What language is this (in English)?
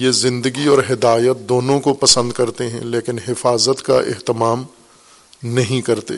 Urdu